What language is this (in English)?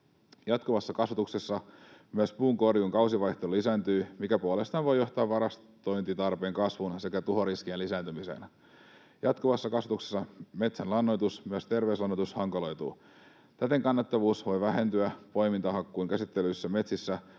Finnish